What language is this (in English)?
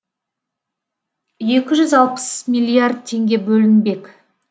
Kazakh